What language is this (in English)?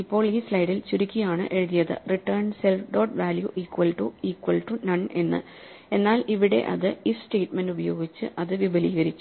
Malayalam